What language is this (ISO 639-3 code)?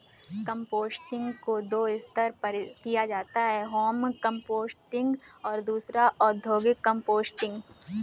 hin